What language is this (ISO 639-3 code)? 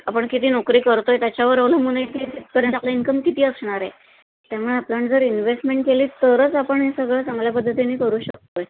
mar